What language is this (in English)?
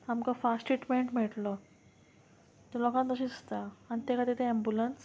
Konkani